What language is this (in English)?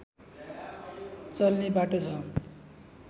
Nepali